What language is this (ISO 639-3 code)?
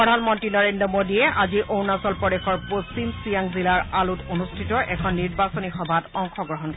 asm